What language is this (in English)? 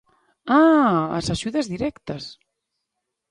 Galician